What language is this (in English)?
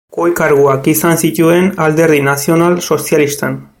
Basque